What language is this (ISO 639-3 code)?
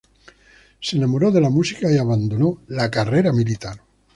spa